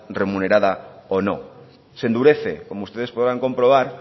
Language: Spanish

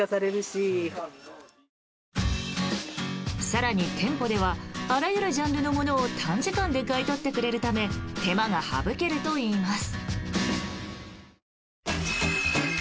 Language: Japanese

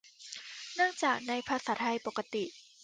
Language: Thai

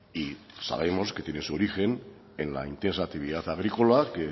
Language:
Spanish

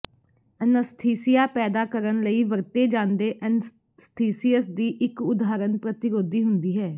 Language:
Punjabi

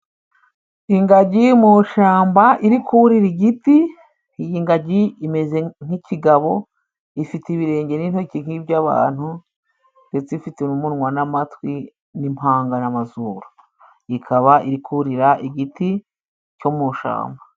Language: Kinyarwanda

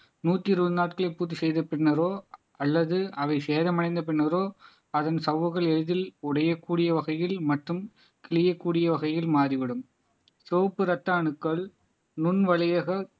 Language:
Tamil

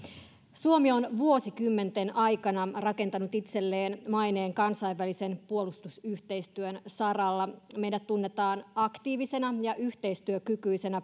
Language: Finnish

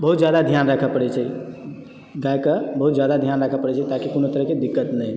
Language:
Maithili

